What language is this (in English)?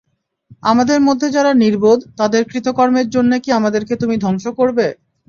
Bangla